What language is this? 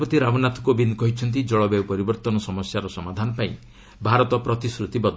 Odia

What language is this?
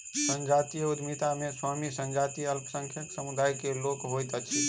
Maithili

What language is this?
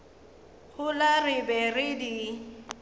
Northern Sotho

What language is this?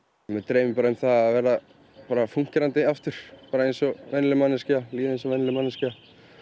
Icelandic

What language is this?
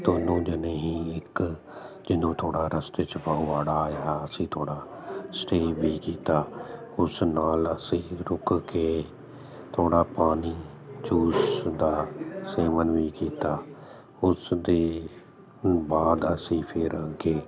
Punjabi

